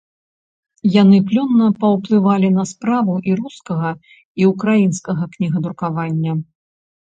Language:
Belarusian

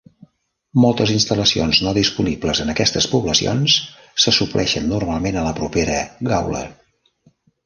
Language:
Catalan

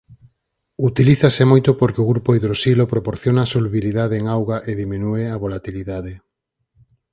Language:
Galician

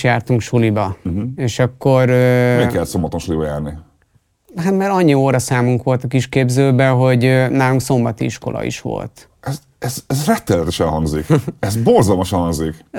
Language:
Hungarian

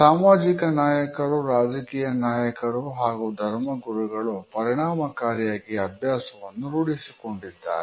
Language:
Kannada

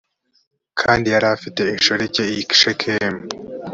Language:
Kinyarwanda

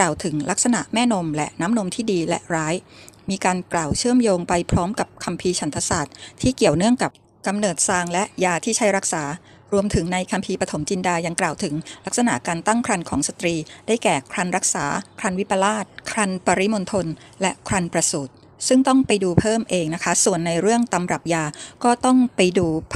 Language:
Thai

